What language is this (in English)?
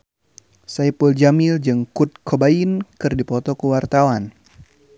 Sundanese